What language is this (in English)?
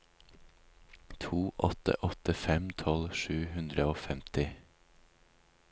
Norwegian